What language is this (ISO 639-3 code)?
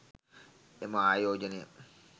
sin